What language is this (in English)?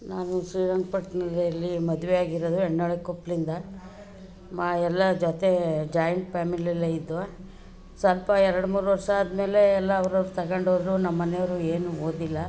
Kannada